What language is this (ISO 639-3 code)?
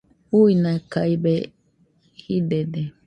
hux